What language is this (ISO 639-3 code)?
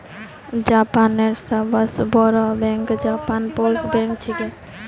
mag